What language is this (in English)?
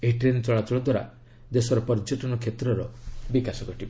Odia